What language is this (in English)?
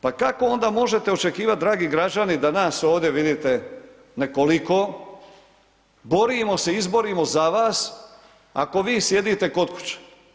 Croatian